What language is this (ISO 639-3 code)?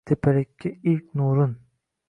uzb